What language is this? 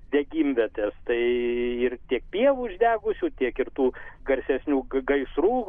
Lithuanian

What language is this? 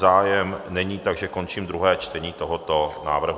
Czech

